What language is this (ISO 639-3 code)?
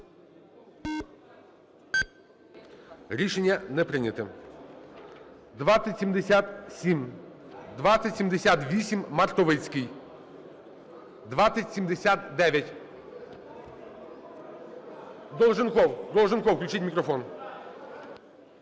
ukr